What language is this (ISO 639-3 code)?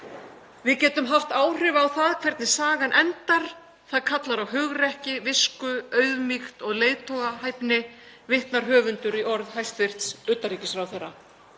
isl